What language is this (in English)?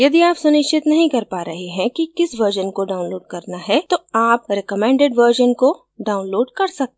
Hindi